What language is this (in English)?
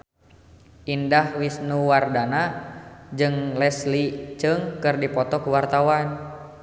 Sundanese